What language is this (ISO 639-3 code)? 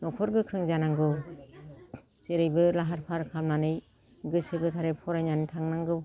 brx